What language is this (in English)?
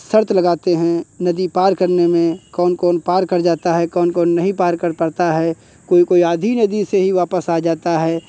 Hindi